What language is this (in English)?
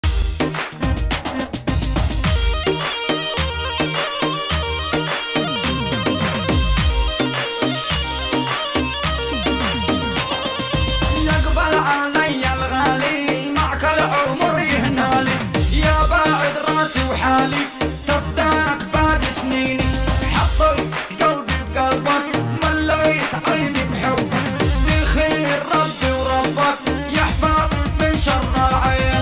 Arabic